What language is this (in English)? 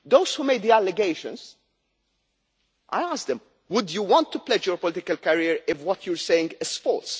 English